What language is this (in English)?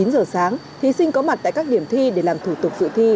Vietnamese